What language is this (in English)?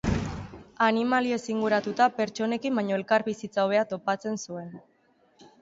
Basque